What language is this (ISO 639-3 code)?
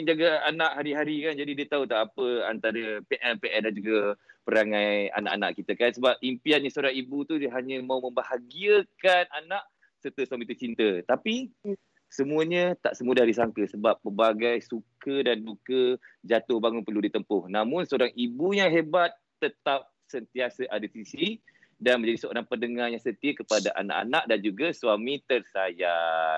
msa